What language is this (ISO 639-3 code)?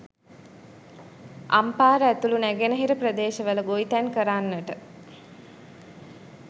sin